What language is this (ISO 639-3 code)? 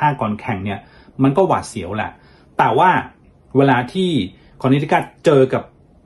tha